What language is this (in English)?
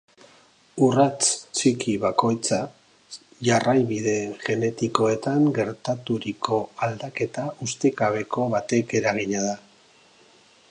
Basque